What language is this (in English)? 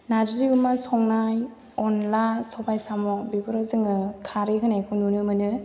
Bodo